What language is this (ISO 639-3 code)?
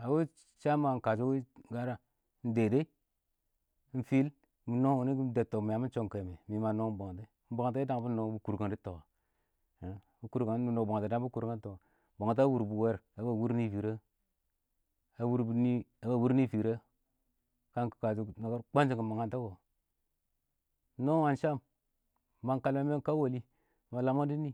awo